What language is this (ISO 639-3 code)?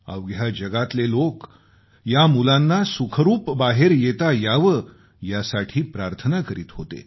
mar